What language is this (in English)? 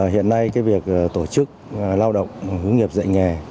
Vietnamese